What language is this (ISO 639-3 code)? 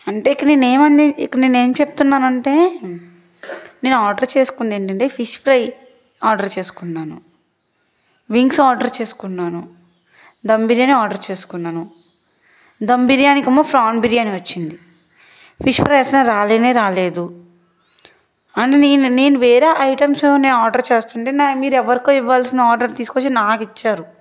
tel